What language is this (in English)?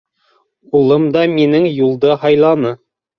Bashkir